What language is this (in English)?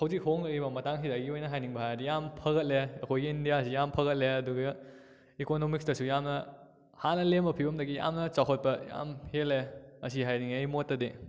Manipuri